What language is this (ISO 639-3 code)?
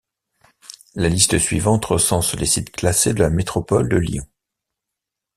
fra